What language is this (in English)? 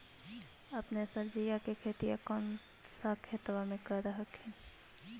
Magahi